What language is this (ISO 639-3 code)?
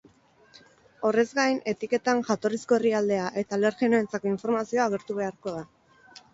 eus